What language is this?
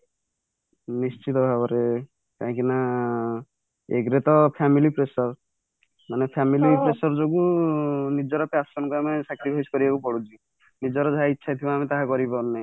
Odia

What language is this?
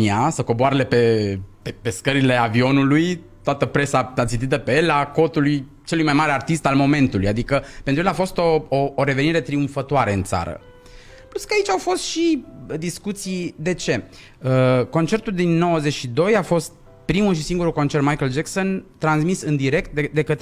Romanian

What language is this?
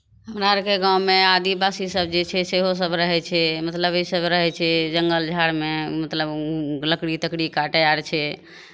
Maithili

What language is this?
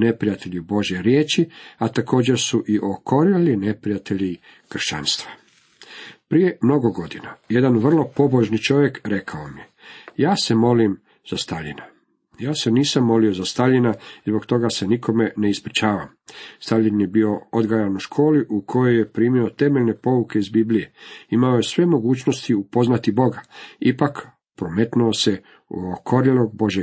Croatian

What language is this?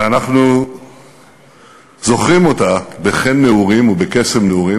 Hebrew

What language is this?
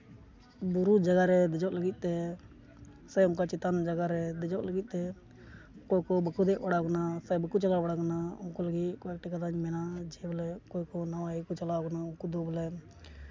Santali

